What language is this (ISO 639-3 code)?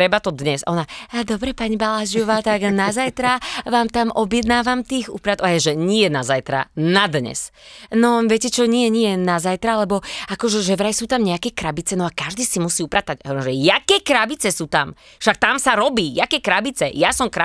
slk